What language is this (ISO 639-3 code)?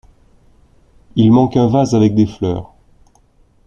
fra